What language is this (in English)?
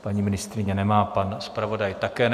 Czech